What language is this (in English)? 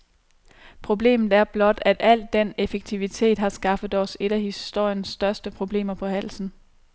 Danish